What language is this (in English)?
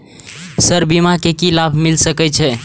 Maithili